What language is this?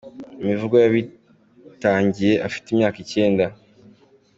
Kinyarwanda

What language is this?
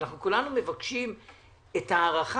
Hebrew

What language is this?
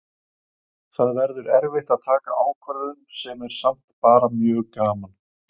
Icelandic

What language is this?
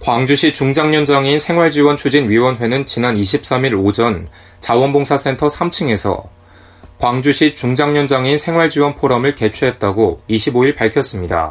Korean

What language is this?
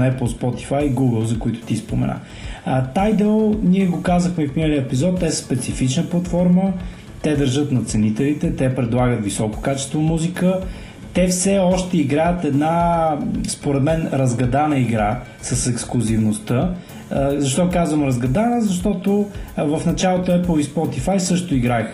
Bulgarian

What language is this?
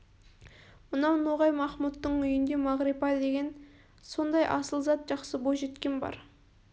Kazakh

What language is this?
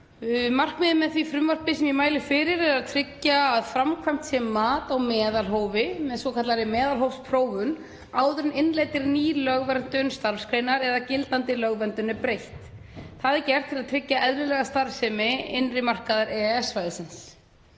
Icelandic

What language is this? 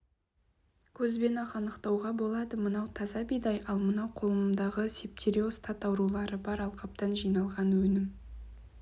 Kazakh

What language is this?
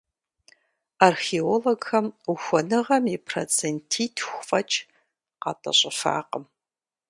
Kabardian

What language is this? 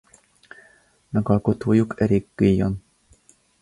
Hungarian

